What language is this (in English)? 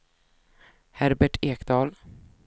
Swedish